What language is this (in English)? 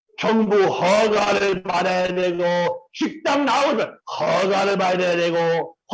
Korean